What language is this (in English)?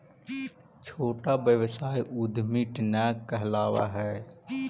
Magahi